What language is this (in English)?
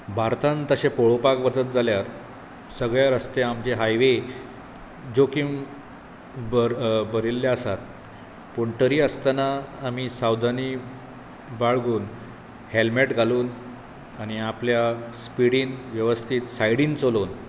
Konkani